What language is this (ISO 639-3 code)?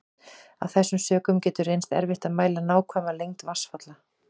isl